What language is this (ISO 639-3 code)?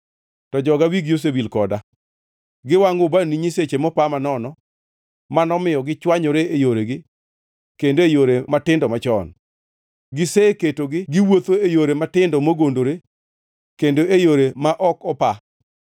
luo